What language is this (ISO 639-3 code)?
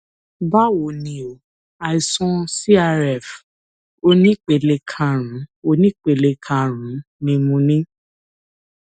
yor